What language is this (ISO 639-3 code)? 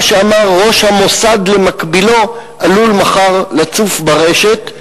heb